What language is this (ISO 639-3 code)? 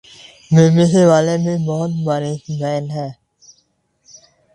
urd